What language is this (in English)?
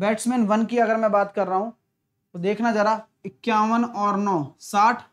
Hindi